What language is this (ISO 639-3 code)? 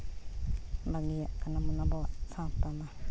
sat